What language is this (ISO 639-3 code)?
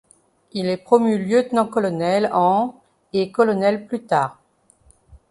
fra